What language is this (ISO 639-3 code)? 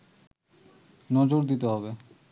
ben